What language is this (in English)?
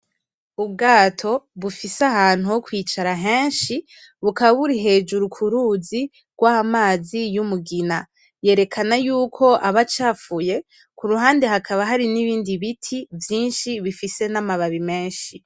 Rundi